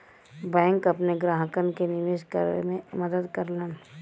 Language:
Bhojpuri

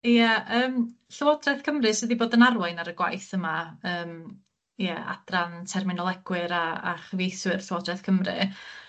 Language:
Welsh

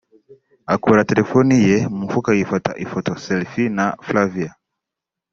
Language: Kinyarwanda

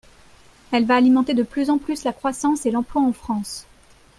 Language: French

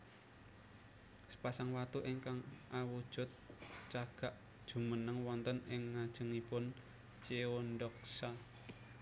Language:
Javanese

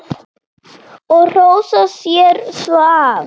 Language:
Icelandic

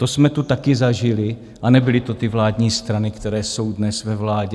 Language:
Czech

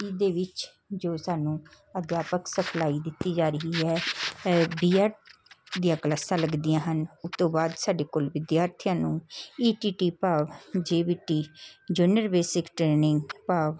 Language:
Punjabi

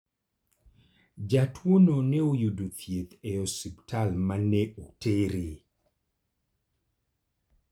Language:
Luo (Kenya and Tanzania)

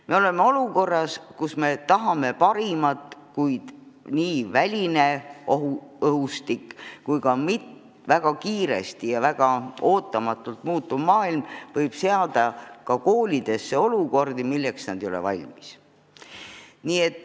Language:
Estonian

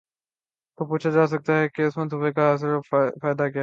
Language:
Urdu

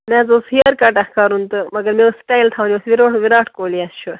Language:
Kashmiri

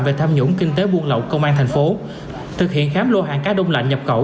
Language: Vietnamese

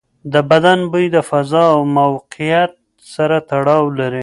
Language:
Pashto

